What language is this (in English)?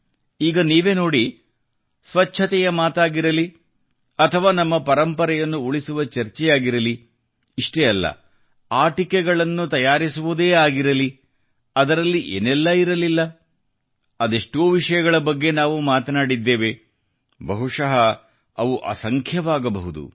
Kannada